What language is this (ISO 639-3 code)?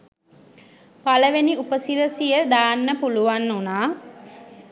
sin